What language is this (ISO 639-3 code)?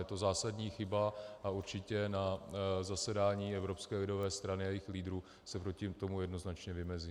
ces